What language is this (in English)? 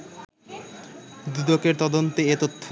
Bangla